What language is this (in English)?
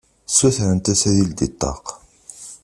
Kabyle